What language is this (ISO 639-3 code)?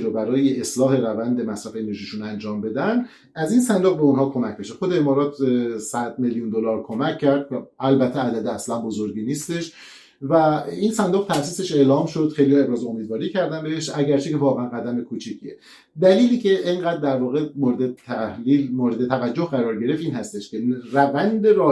fas